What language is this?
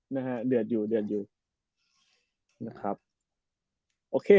Thai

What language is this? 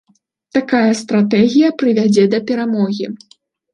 Belarusian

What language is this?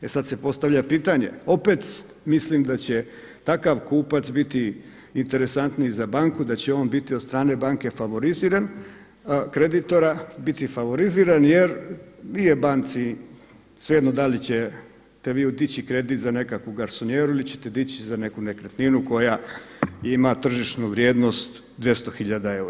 Croatian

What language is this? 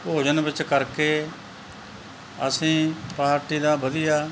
Punjabi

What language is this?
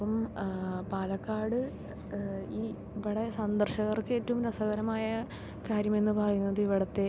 Malayalam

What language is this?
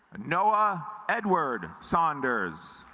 English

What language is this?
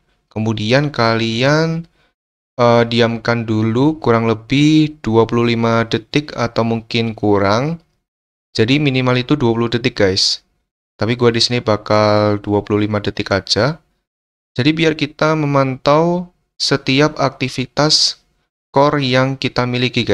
Indonesian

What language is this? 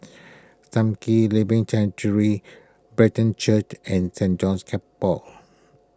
English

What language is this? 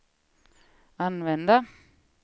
Swedish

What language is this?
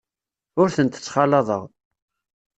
Kabyle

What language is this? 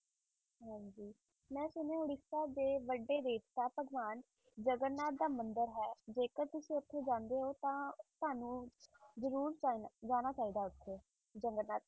Punjabi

